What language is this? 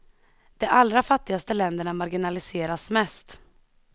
Swedish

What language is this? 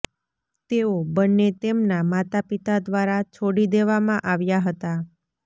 Gujarati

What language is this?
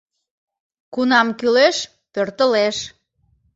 Mari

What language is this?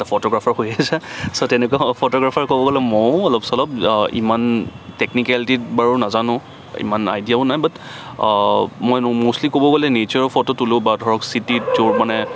Assamese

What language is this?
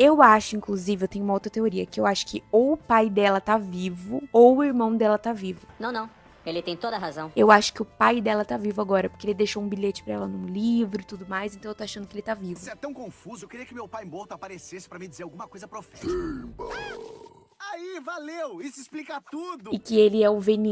Portuguese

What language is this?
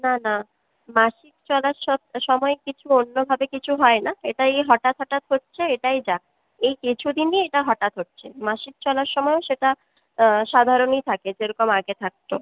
Bangla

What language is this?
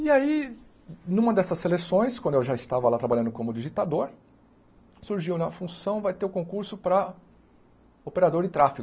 Portuguese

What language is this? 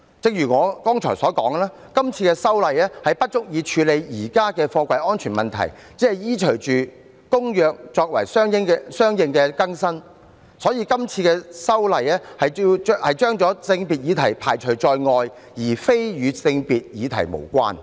Cantonese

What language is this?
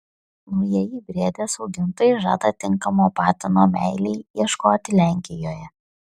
Lithuanian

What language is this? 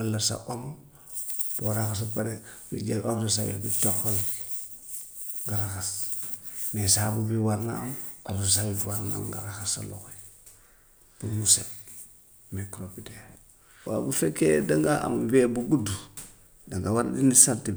Gambian Wolof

